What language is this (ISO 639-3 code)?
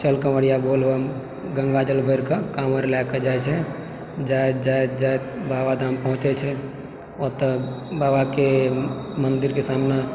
mai